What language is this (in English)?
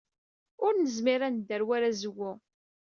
Kabyle